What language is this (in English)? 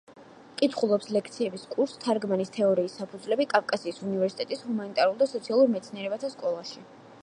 Georgian